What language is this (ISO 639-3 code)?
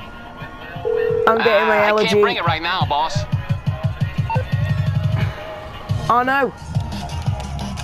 eng